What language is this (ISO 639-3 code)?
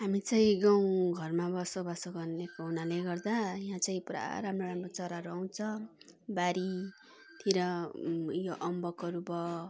nep